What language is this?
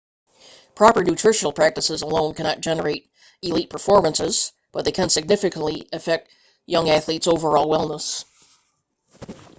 English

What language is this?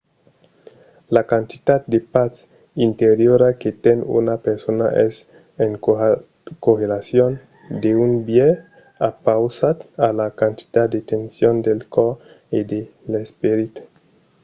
Occitan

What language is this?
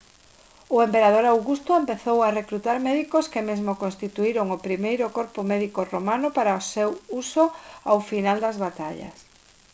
Galician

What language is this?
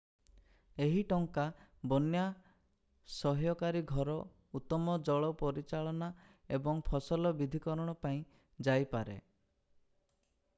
Odia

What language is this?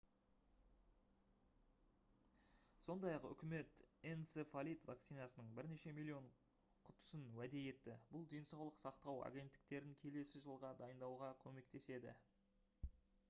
Kazakh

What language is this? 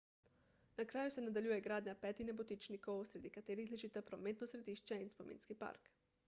Slovenian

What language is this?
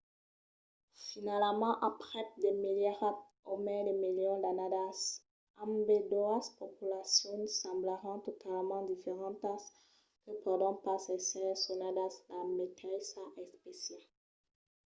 Occitan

